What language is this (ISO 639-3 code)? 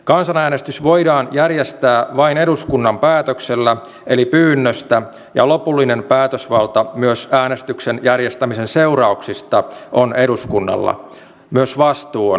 fin